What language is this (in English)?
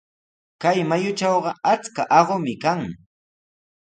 Sihuas Ancash Quechua